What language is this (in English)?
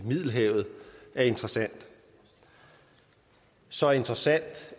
Danish